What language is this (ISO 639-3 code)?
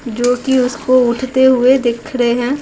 hin